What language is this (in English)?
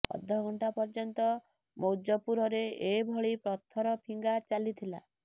Odia